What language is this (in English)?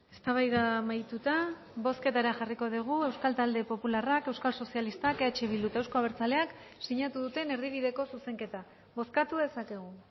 Basque